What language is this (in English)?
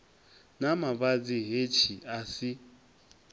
Venda